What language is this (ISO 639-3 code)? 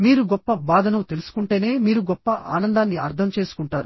tel